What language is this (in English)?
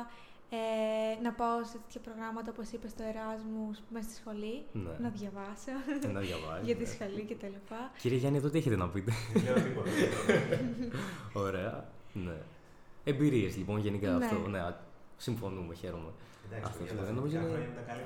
Greek